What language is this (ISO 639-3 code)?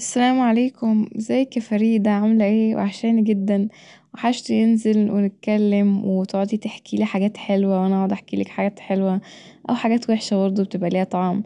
arz